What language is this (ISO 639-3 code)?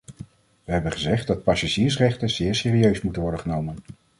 nld